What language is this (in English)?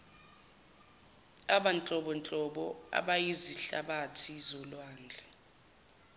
Zulu